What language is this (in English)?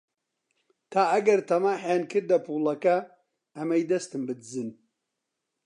Central Kurdish